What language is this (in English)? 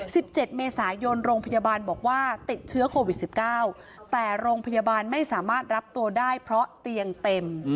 Thai